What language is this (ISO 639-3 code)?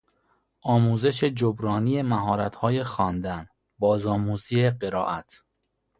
fas